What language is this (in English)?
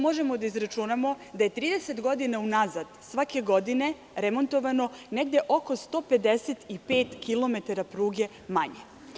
Serbian